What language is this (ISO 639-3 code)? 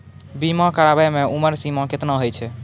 mai